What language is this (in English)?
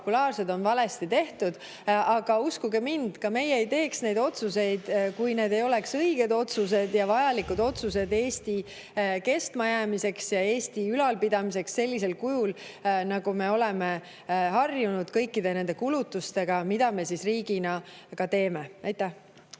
Estonian